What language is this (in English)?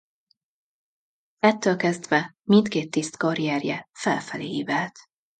Hungarian